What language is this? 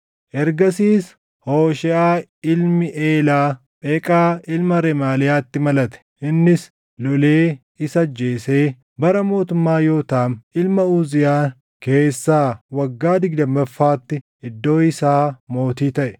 Oromo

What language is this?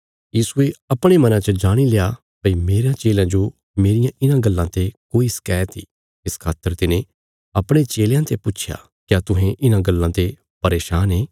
Bilaspuri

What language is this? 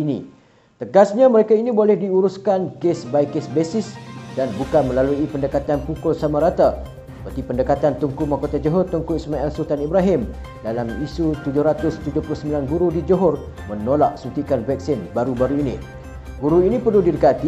Malay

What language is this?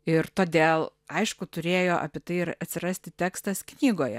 Lithuanian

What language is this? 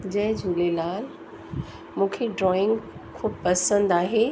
Sindhi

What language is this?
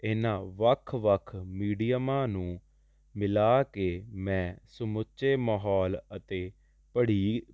Punjabi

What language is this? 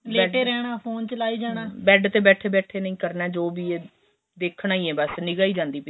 Punjabi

